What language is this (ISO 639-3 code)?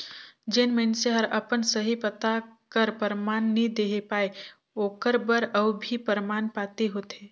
hne